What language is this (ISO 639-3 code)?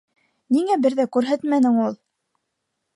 bak